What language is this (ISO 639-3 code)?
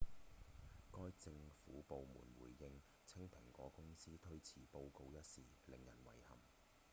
yue